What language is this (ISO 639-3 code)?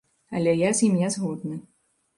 bel